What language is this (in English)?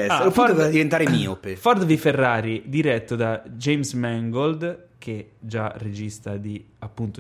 Italian